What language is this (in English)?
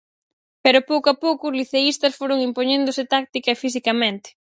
Galician